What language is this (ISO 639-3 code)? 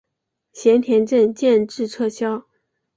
zho